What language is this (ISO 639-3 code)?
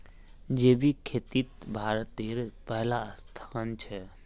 mag